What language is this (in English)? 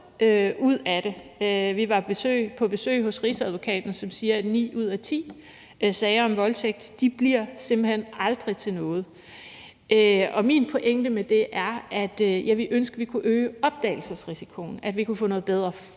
Danish